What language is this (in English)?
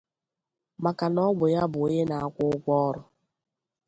Igbo